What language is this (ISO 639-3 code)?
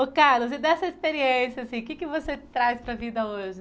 por